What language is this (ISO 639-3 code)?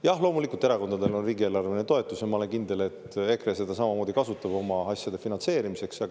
est